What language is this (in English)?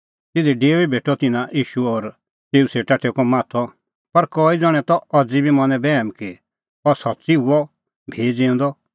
Kullu Pahari